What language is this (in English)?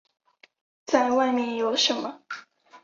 Chinese